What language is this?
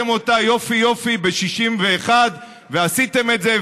Hebrew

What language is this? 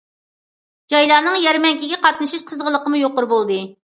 Uyghur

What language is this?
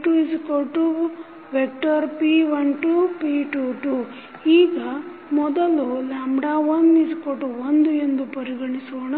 Kannada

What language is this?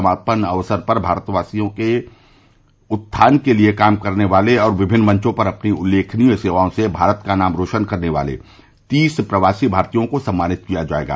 Hindi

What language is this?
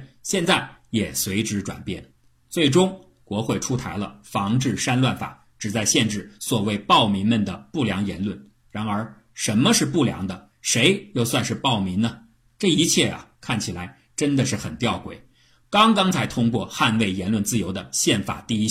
Chinese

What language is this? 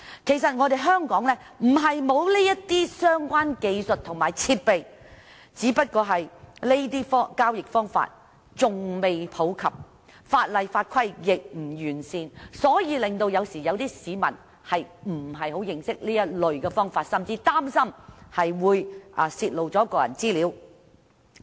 Cantonese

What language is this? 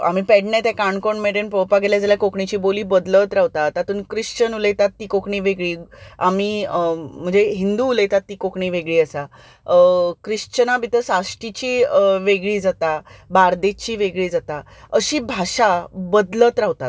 Konkani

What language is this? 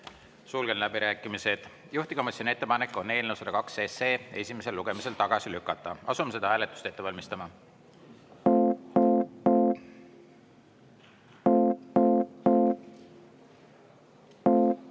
Estonian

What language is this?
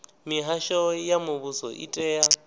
Venda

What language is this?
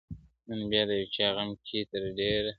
Pashto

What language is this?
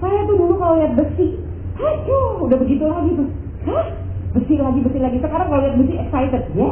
Indonesian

